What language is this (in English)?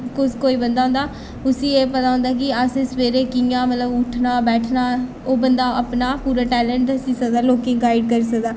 Dogri